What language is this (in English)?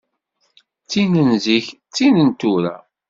Kabyle